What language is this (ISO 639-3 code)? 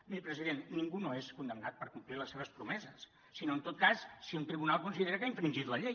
cat